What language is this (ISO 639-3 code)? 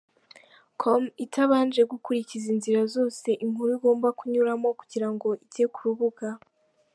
kin